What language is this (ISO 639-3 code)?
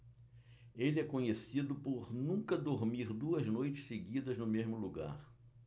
por